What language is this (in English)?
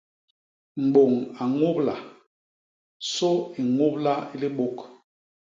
Basaa